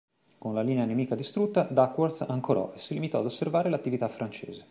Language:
Italian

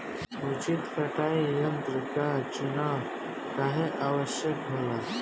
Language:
Bhojpuri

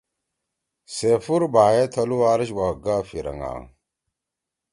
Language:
Torwali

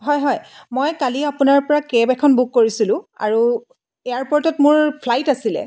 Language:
Assamese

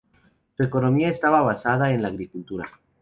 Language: Spanish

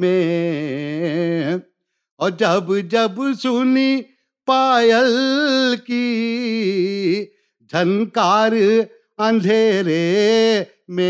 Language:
Urdu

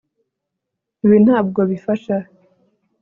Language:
Kinyarwanda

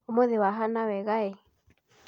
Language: Kikuyu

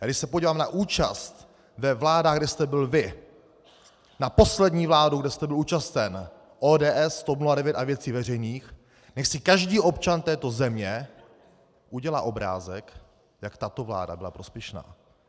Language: Czech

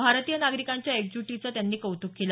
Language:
Marathi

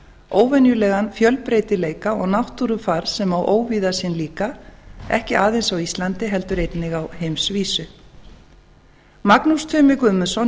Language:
Icelandic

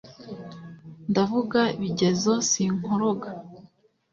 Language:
Kinyarwanda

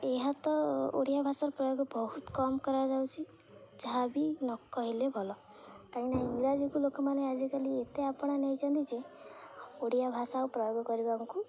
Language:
Odia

